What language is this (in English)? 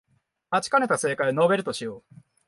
Japanese